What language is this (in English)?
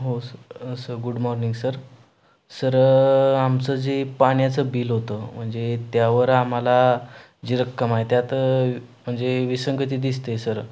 Marathi